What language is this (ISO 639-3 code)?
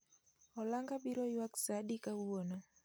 luo